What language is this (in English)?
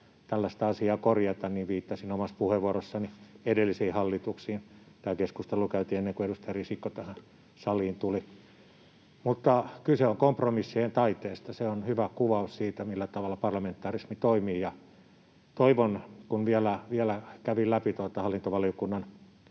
Finnish